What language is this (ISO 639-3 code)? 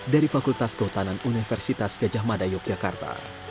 ind